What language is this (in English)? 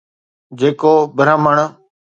Sindhi